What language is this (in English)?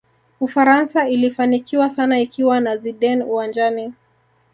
Swahili